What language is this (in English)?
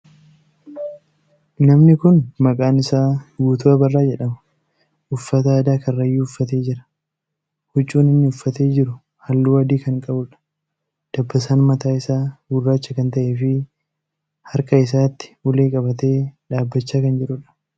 Oromo